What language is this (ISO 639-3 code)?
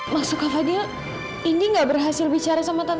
ind